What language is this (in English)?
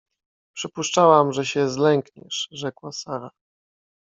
Polish